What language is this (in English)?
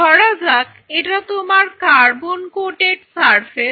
Bangla